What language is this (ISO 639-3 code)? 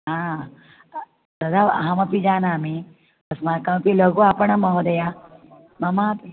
san